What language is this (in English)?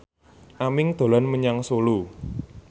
Javanese